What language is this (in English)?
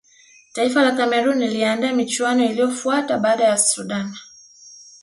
Swahili